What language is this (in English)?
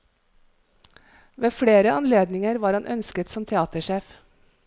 Norwegian